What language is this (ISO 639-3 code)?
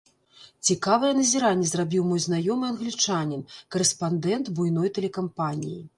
bel